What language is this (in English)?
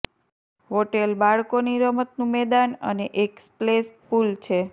Gujarati